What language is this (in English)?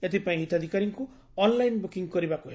Odia